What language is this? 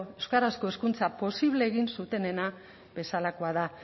Basque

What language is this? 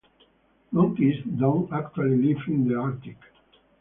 English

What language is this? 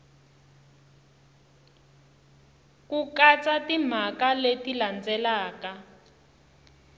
Tsonga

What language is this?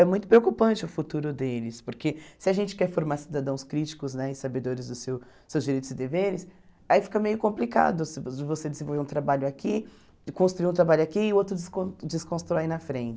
Portuguese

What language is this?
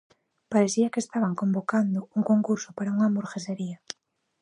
Galician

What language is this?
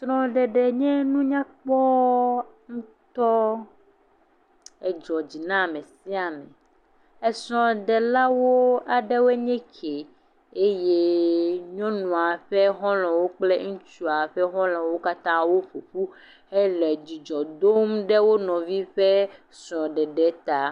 Ewe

